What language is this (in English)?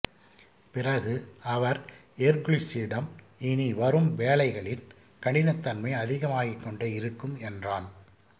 Tamil